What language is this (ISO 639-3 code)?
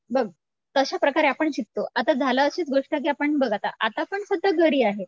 mar